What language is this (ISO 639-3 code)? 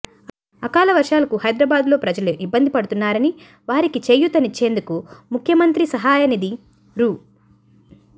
tel